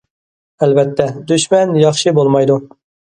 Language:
Uyghur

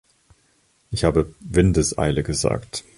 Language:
German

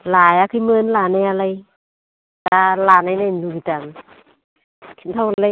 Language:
Bodo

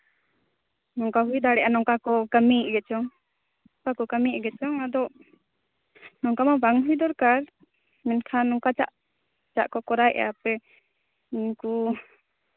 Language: Santali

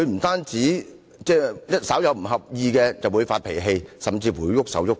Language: Cantonese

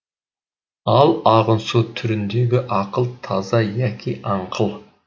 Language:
Kazakh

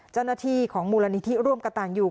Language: Thai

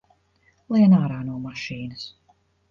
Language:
Latvian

